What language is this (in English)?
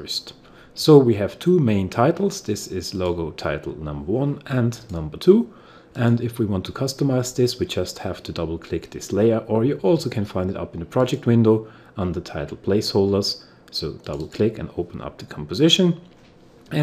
English